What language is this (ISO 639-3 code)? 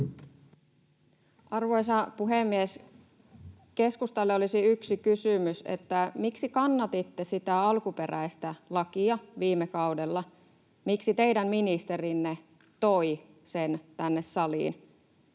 fin